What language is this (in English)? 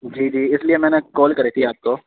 Urdu